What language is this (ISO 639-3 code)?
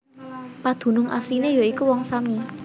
jav